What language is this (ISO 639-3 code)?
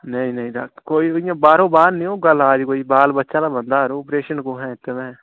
doi